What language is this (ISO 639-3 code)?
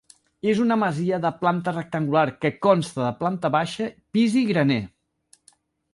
cat